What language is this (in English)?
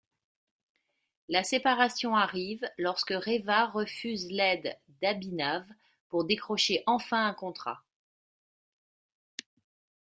French